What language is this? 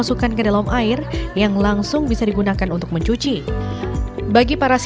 Indonesian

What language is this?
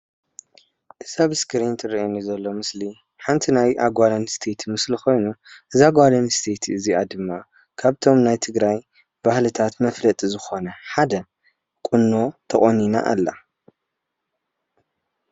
Tigrinya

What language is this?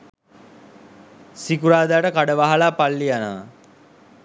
Sinhala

